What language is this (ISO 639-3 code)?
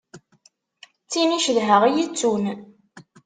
kab